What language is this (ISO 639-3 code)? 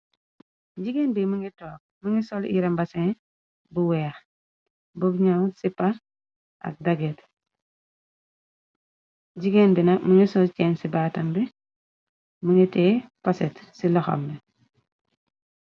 wol